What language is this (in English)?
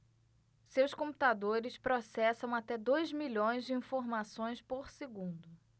Portuguese